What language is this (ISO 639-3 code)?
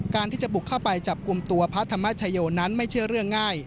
tha